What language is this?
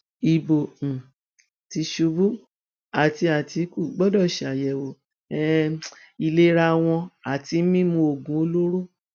Yoruba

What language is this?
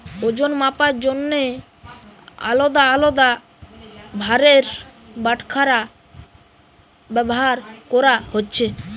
Bangla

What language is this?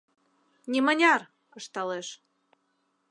Mari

